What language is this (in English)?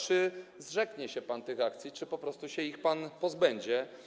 Polish